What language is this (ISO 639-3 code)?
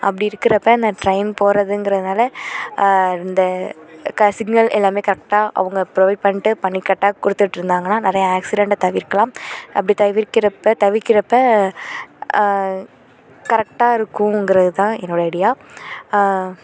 tam